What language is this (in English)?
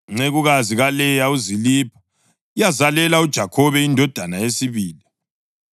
North Ndebele